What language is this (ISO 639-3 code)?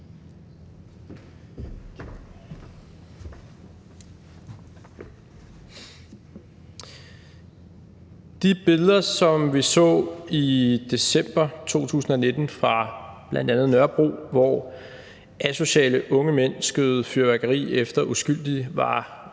dan